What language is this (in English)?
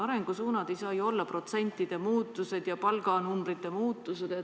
Estonian